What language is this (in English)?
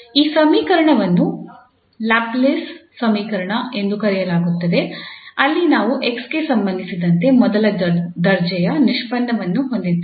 Kannada